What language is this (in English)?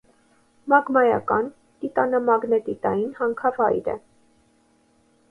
Armenian